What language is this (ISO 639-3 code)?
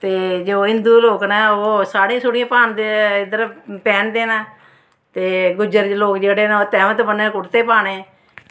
doi